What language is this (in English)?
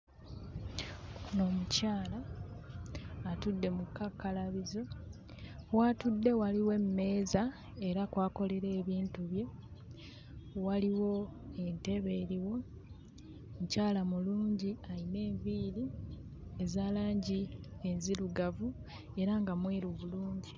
Ganda